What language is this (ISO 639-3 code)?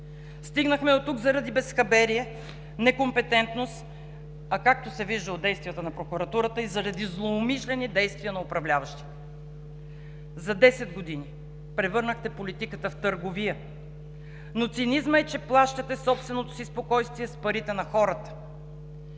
bul